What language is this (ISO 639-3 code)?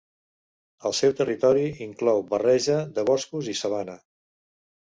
cat